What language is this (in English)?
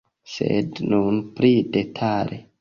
Esperanto